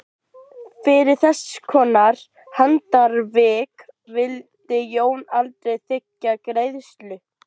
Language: Icelandic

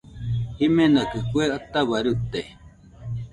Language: Nüpode Huitoto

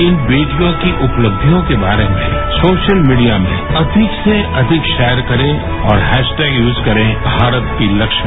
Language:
Hindi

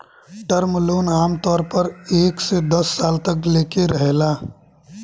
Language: Bhojpuri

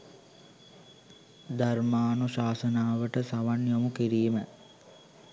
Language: Sinhala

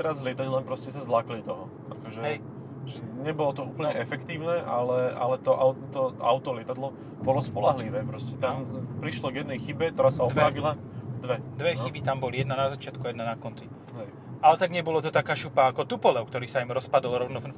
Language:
Slovak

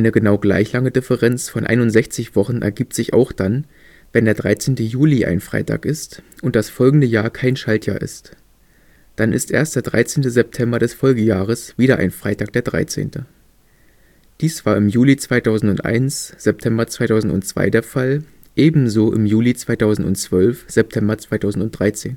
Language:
German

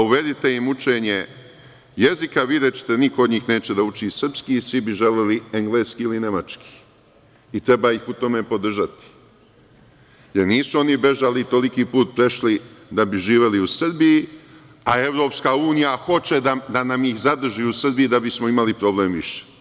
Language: Serbian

